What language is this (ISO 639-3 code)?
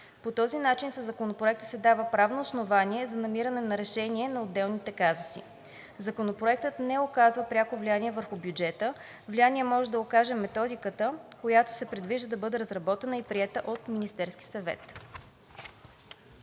bul